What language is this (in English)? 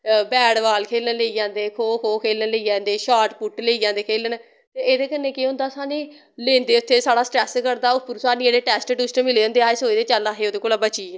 Dogri